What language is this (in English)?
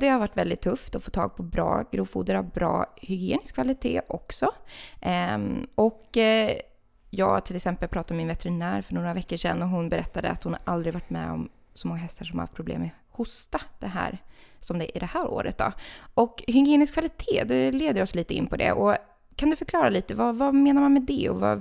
Swedish